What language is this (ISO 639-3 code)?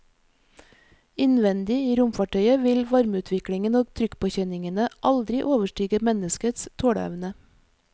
nor